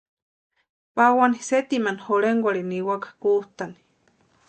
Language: Western Highland Purepecha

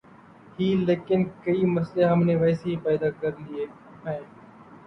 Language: Urdu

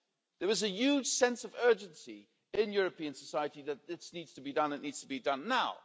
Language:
English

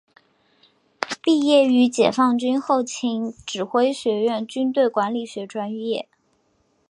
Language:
Chinese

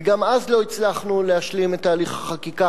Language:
Hebrew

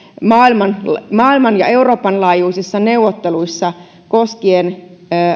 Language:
Finnish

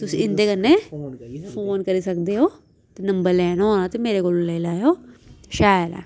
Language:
Dogri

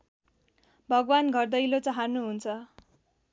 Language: Nepali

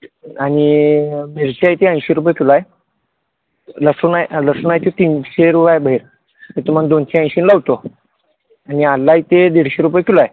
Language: Marathi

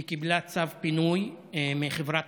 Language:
Hebrew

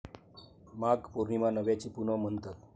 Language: Marathi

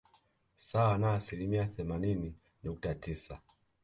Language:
Swahili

